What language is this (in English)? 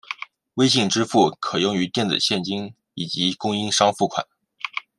Chinese